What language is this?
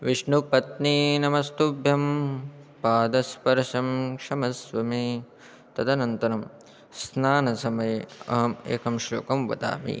Sanskrit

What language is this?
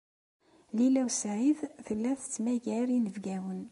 Kabyle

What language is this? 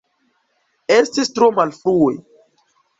Esperanto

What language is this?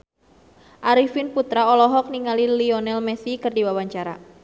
Sundanese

